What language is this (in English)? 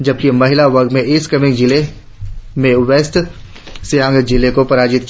Hindi